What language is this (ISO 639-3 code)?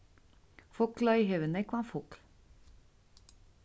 fao